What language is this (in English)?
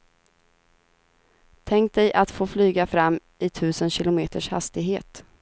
Swedish